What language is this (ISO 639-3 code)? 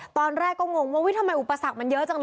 tha